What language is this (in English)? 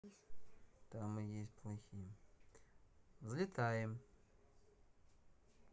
Russian